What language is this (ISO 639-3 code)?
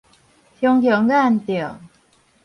nan